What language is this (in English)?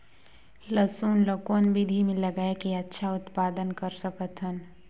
Chhattisgarhi